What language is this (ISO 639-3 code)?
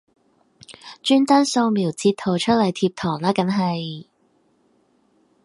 yue